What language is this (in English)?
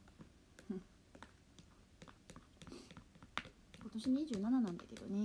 Japanese